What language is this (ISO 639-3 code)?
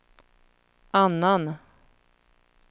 swe